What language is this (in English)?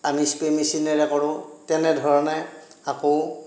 Assamese